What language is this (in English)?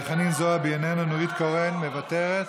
Hebrew